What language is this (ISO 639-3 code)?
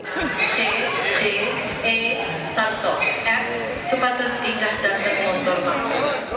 ind